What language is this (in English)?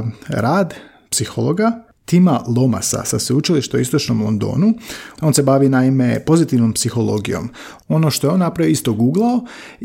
Croatian